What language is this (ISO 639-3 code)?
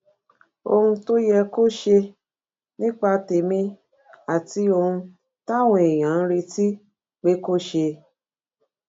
yor